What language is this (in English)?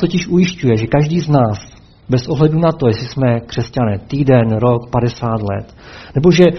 Czech